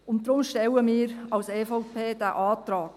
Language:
Swiss German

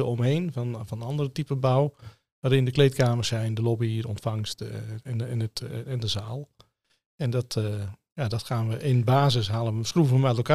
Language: Dutch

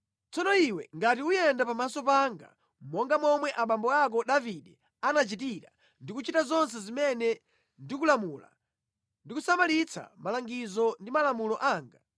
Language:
Nyanja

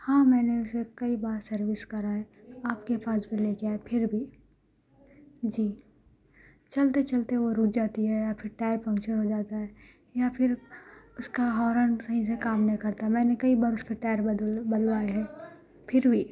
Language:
Urdu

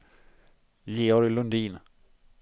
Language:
Swedish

